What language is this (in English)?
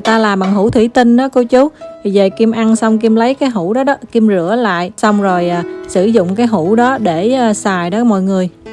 Vietnamese